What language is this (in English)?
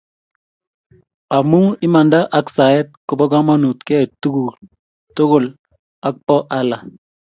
Kalenjin